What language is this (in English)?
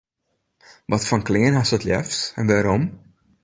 Western Frisian